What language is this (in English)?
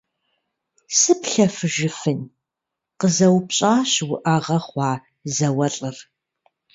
Kabardian